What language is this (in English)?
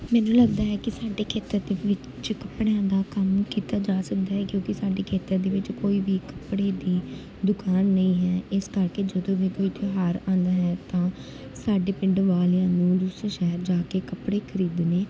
Punjabi